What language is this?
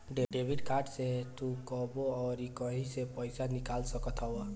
Bhojpuri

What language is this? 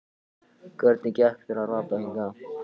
Icelandic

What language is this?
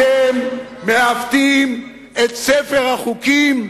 Hebrew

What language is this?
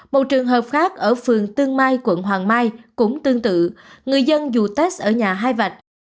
Vietnamese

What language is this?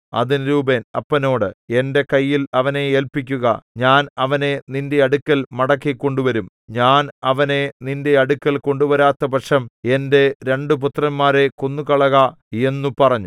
Malayalam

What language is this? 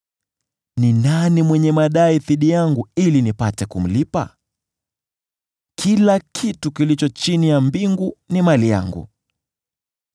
Swahili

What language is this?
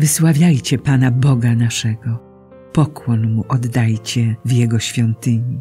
Polish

